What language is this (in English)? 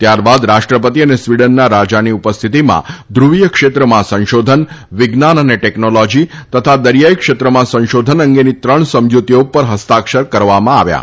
Gujarati